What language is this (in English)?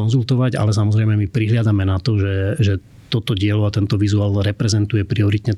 Slovak